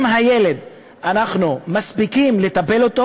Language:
Hebrew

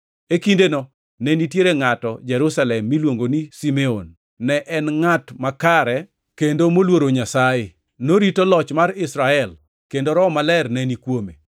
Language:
Luo (Kenya and Tanzania)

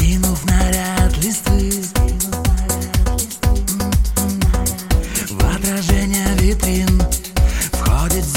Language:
Russian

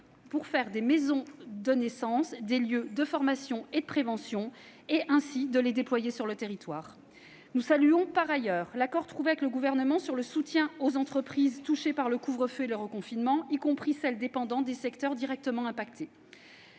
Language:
French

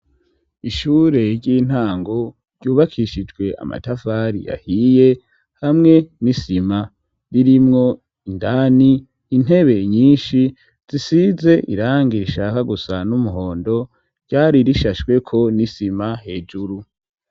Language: Rundi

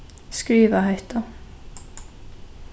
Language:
Faroese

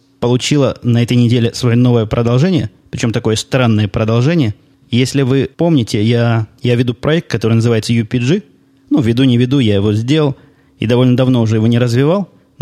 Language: Russian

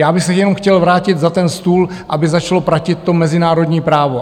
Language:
Czech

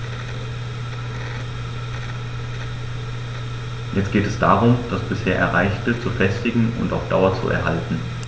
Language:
German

